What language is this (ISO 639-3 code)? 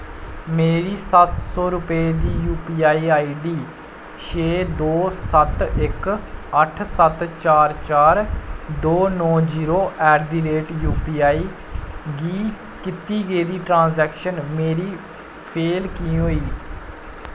doi